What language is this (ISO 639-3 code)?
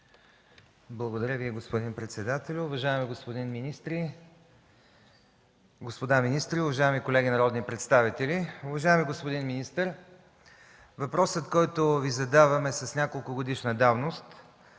bul